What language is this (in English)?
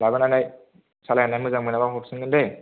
Bodo